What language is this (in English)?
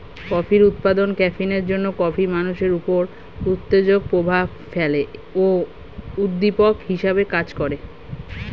Bangla